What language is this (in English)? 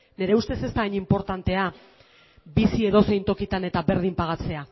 Basque